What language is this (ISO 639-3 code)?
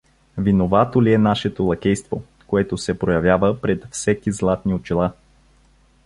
bul